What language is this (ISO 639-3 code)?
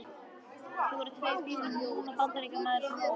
isl